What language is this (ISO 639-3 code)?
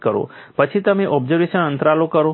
guj